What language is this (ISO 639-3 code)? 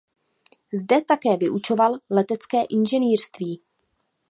ces